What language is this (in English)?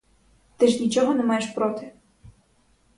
Ukrainian